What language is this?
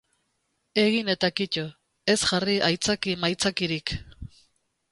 Basque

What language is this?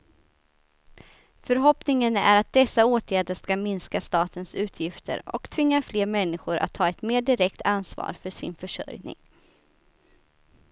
Swedish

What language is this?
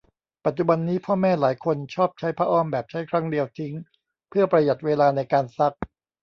Thai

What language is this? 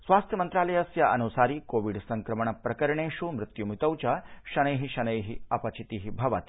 Sanskrit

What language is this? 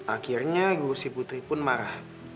Indonesian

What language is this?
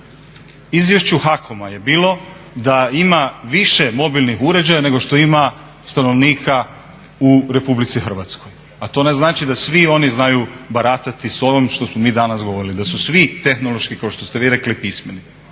Croatian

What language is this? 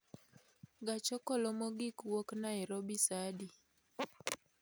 Luo (Kenya and Tanzania)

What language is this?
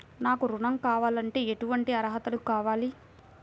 Telugu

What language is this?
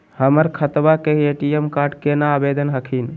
Magahi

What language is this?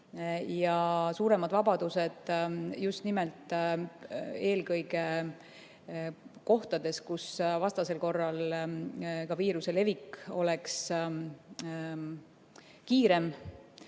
Estonian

